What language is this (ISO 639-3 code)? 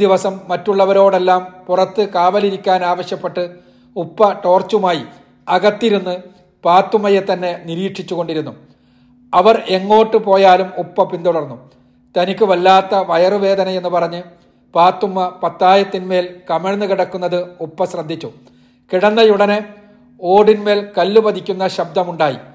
mal